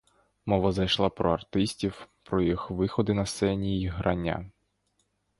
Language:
Ukrainian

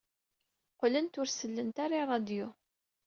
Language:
Kabyle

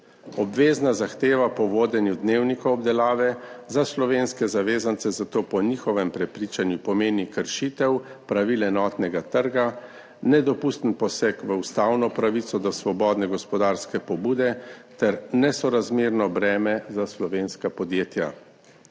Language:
Slovenian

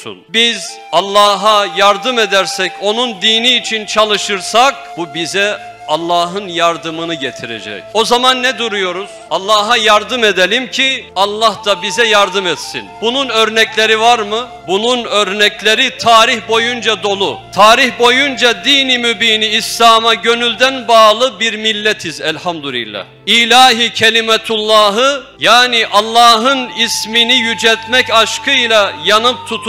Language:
Turkish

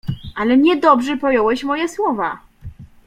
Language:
Polish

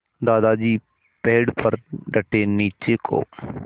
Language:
Hindi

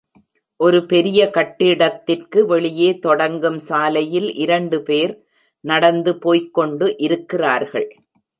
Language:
Tamil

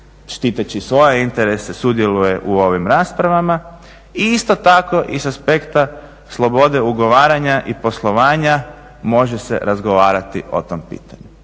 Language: Croatian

